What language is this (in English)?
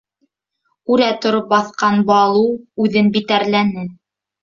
Bashkir